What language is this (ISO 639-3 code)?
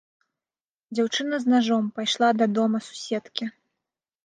bel